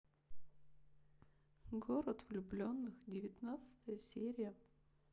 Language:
Russian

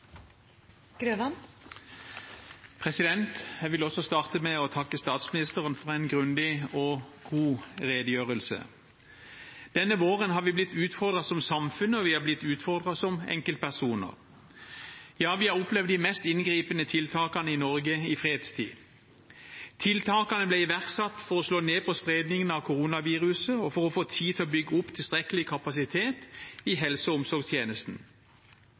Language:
Norwegian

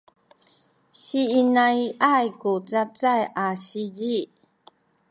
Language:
Sakizaya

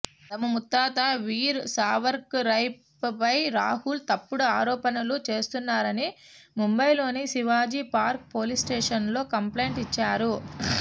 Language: Telugu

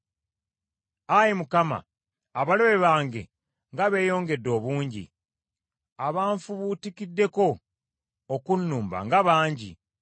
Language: Ganda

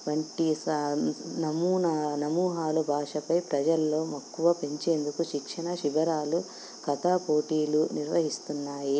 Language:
Telugu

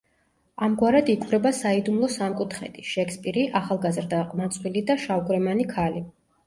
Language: Georgian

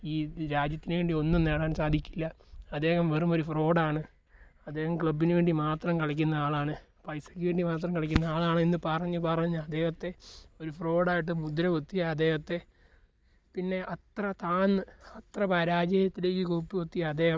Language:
Malayalam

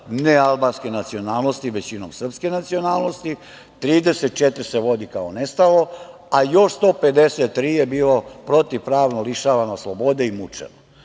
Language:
Serbian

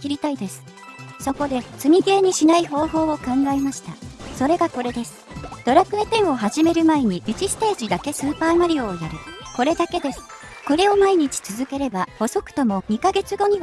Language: Japanese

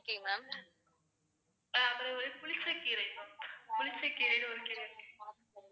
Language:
Tamil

